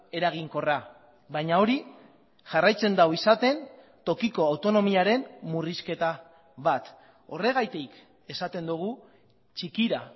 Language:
Basque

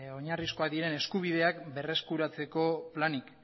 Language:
Basque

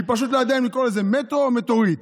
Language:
Hebrew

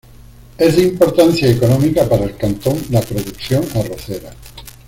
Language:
Spanish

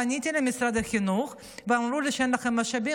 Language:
Hebrew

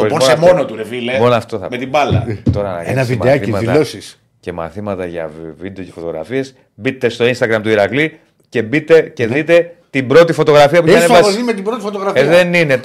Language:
Greek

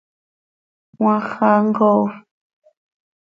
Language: Seri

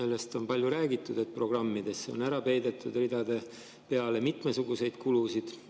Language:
Estonian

